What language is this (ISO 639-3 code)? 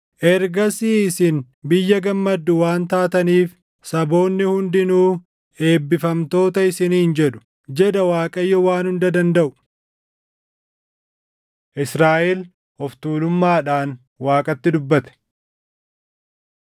orm